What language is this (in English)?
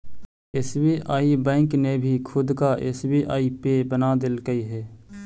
Magahi